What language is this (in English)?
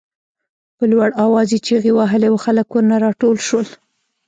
Pashto